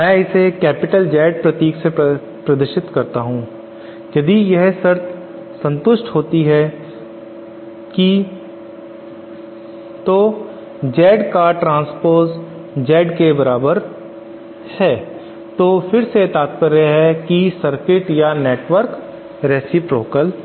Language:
Hindi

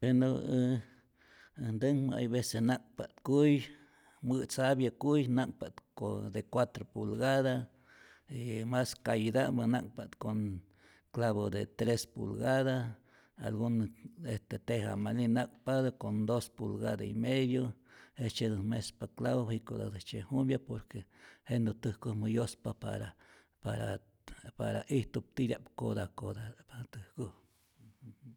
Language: Rayón Zoque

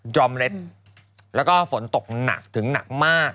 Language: Thai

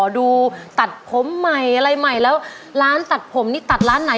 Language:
Thai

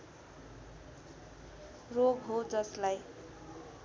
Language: Nepali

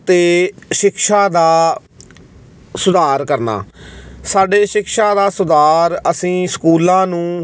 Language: Punjabi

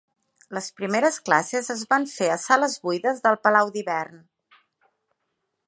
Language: Catalan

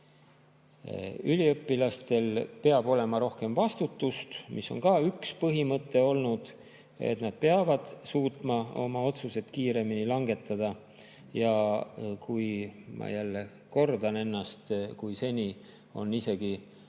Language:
Estonian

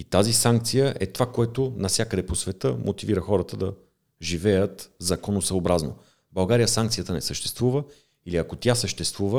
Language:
Bulgarian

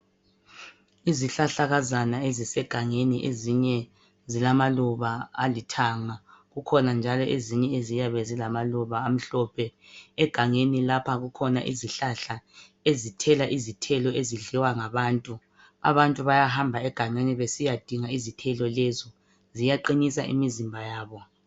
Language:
North Ndebele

